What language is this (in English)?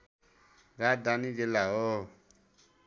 Nepali